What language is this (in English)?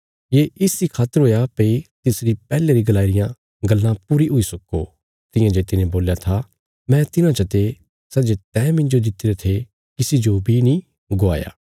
Bilaspuri